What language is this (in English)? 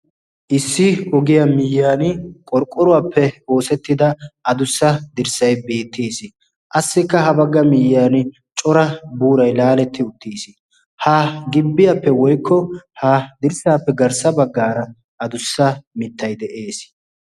Wolaytta